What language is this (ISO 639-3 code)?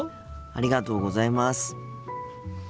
jpn